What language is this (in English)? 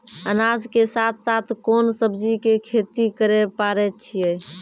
Maithili